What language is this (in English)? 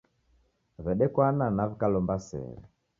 Taita